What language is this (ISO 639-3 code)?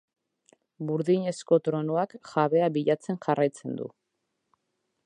eus